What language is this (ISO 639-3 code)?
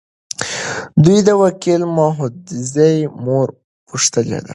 pus